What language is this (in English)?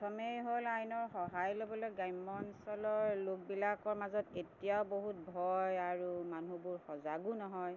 Assamese